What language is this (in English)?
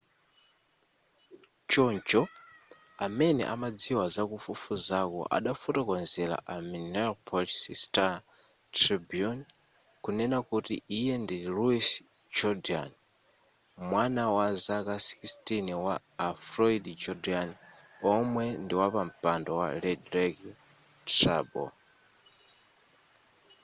Nyanja